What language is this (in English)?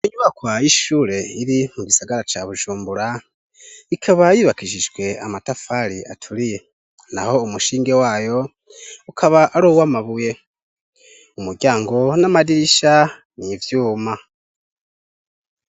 Rundi